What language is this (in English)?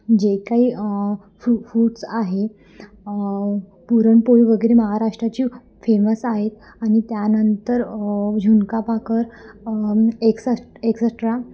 Marathi